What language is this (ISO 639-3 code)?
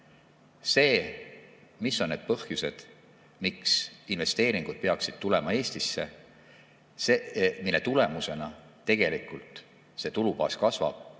est